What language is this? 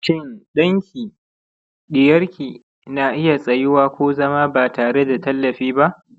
Hausa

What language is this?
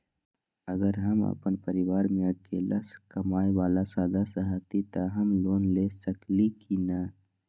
Magahi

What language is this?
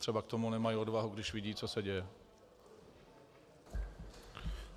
Czech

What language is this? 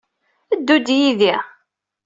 Kabyle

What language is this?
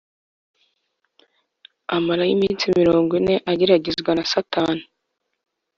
Kinyarwanda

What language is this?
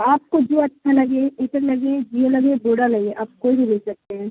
Urdu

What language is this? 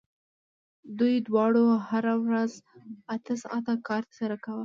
Pashto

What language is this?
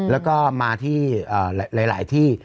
Thai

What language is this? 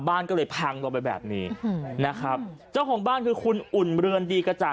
Thai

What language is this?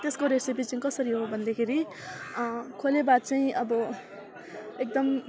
Nepali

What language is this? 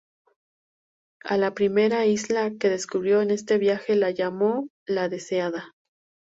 Spanish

